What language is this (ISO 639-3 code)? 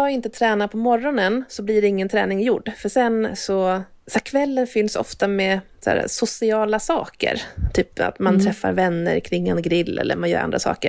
swe